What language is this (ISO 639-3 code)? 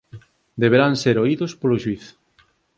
glg